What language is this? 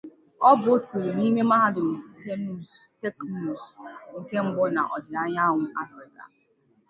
Igbo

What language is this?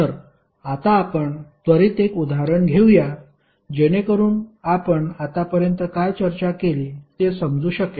Marathi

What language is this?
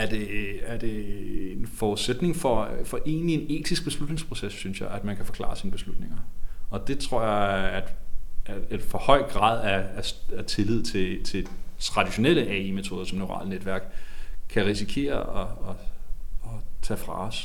Danish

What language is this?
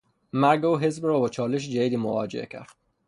Persian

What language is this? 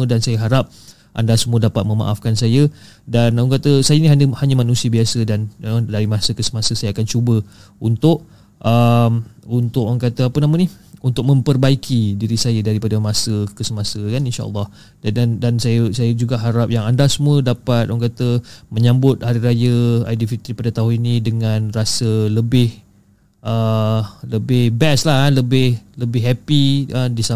Malay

